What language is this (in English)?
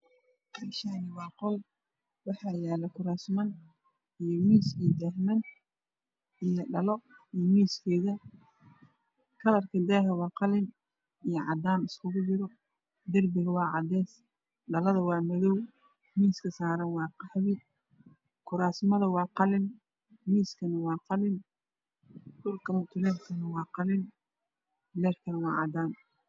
Somali